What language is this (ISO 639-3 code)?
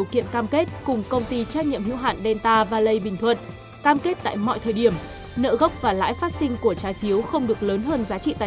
vie